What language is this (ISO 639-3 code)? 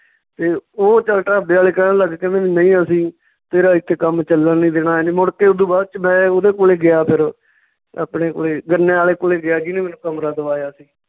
pan